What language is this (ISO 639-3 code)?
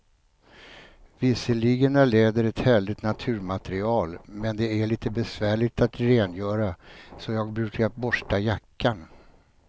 swe